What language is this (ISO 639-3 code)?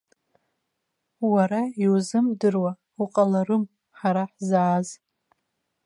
abk